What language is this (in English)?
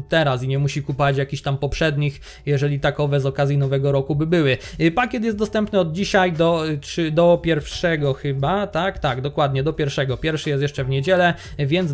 Polish